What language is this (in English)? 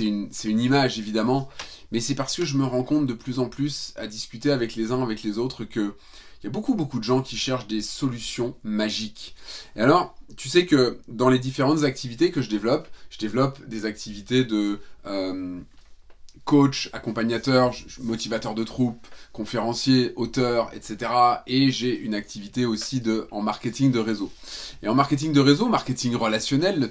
French